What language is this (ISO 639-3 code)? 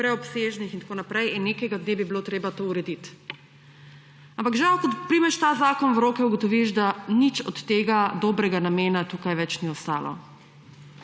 slv